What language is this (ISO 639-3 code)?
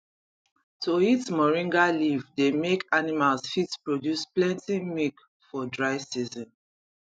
pcm